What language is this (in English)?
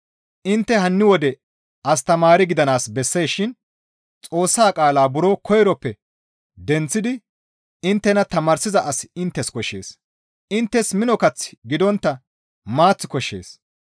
Gamo